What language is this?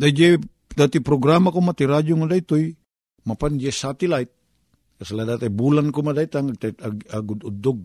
Filipino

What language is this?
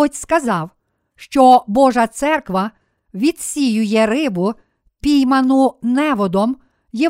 Ukrainian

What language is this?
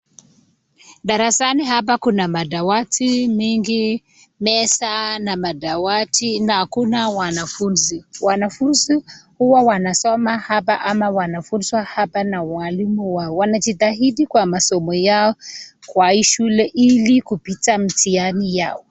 Swahili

